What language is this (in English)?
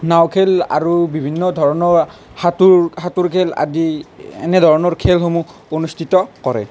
Assamese